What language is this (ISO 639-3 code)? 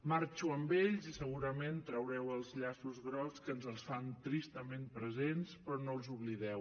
cat